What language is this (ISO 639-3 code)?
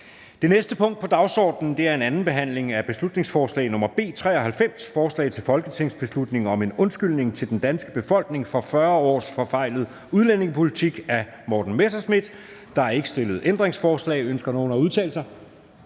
dan